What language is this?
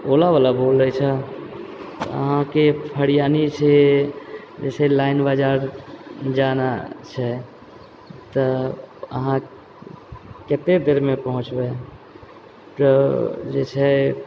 Maithili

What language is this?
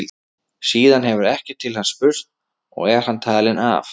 Icelandic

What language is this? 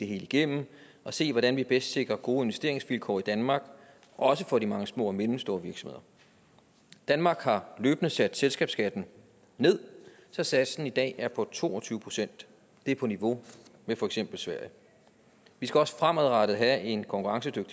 Danish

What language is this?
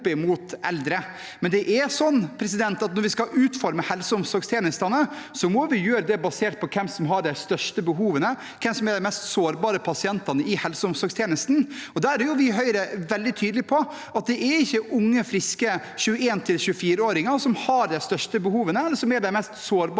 Norwegian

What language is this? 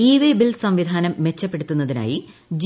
Malayalam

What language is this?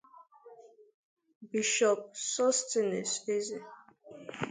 Igbo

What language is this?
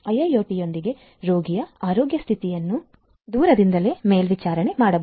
Kannada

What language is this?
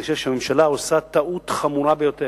Hebrew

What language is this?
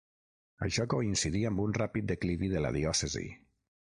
Catalan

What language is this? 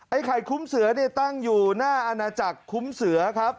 Thai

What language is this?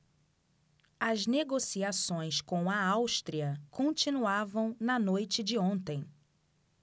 Portuguese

